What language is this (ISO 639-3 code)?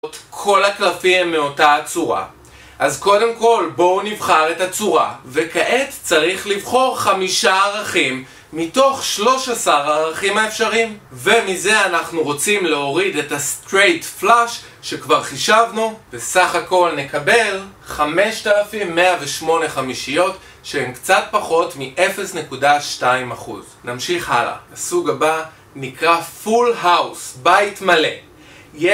heb